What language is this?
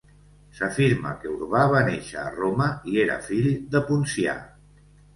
Catalan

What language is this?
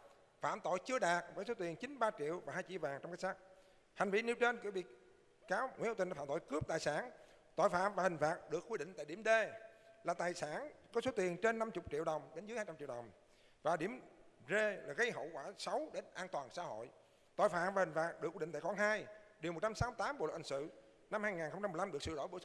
Vietnamese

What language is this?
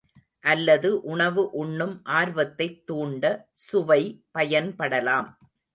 Tamil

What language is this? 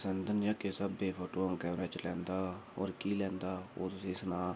Dogri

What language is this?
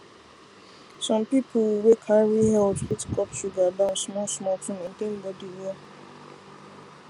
Nigerian Pidgin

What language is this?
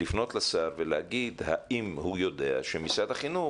Hebrew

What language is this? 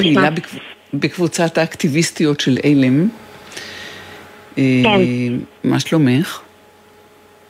Hebrew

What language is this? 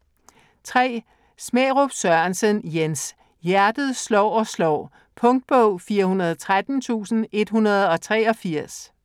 Danish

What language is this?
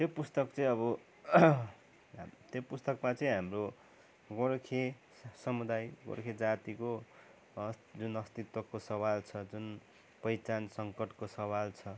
Nepali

